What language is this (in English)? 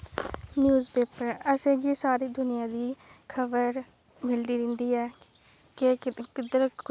Dogri